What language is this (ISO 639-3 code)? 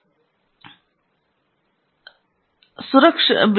kan